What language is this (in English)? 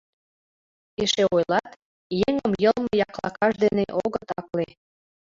Mari